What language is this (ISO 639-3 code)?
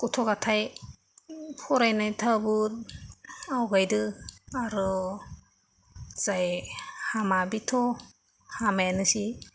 brx